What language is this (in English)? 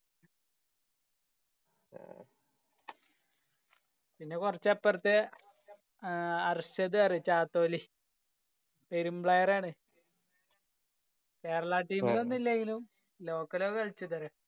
Malayalam